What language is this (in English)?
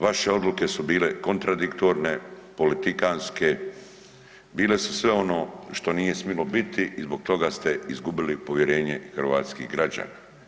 Croatian